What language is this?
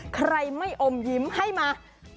Thai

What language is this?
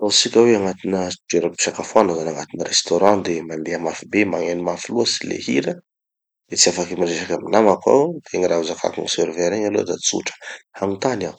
Tanosy Malagasy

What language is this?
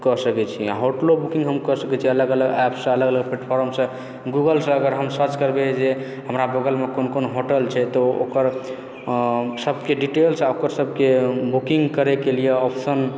Maithili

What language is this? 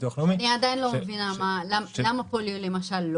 Hebrew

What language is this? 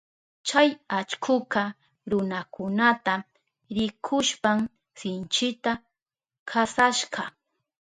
Southern Pastaza Quechua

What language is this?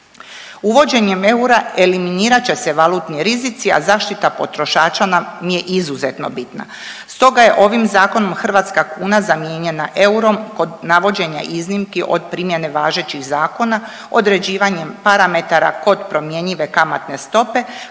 Croatian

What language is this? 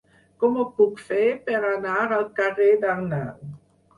Catalan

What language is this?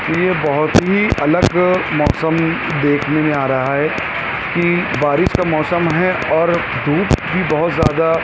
Urdu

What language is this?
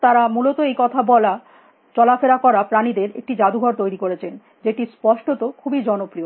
Bangla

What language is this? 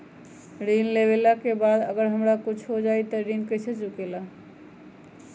Magahi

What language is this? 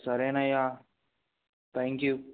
Telugu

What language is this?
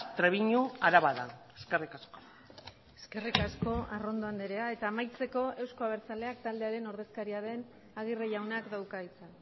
Basque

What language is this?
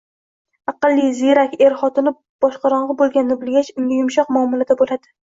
Uzbek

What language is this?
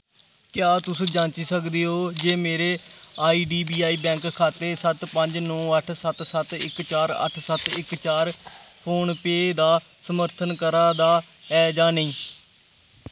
Dogri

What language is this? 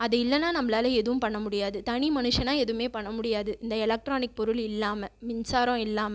Tamil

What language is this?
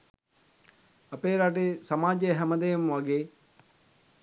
Sinhala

